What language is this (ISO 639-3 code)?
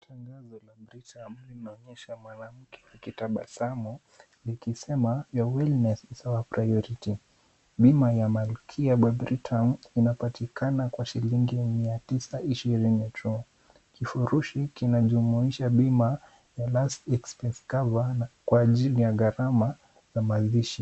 swa